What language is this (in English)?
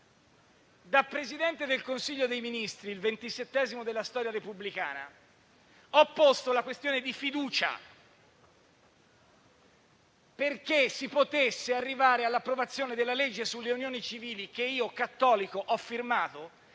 Italian